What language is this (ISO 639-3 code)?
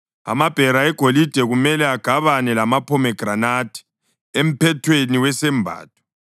nde